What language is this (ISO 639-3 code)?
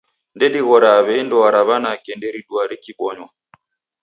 dav